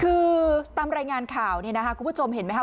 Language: Thai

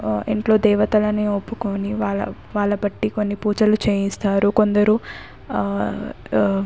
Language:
Telugu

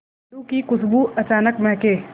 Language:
Hindi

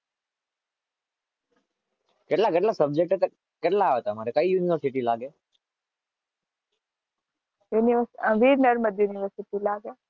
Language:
Gujarati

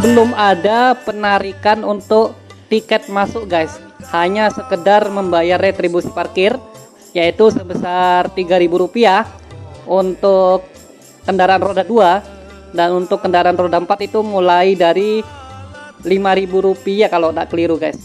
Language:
Indonesian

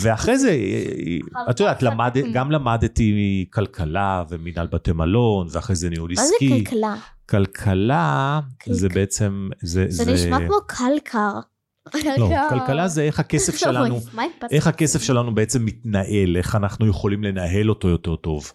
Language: Hebrew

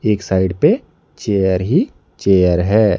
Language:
Hindi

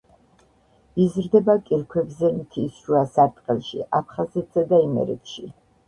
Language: Georgian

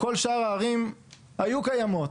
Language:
Hebrew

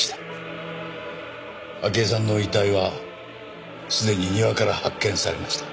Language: Japanese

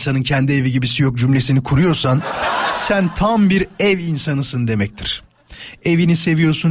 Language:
Turkish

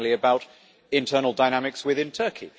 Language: English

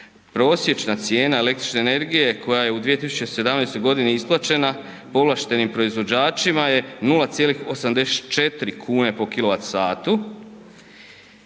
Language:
Croatian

